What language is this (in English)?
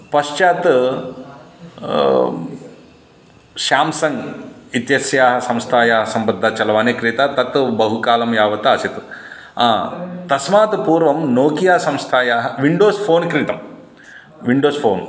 Sanskrit